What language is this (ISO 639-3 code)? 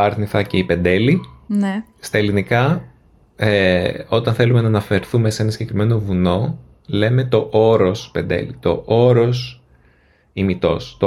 ell